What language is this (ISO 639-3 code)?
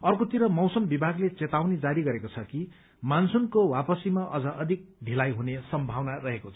nep